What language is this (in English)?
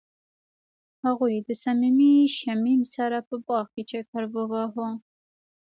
Pashto